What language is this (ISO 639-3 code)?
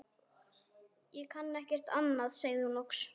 isl